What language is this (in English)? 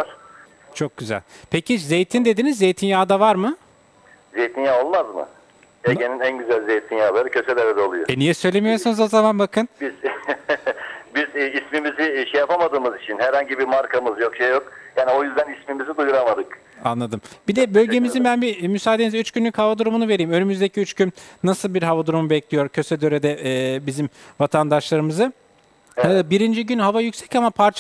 Turkish